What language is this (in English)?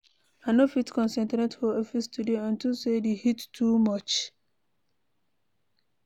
Nigerian Pidgin